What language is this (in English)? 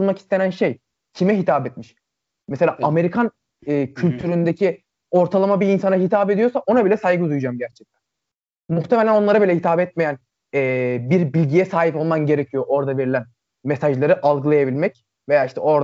Turkish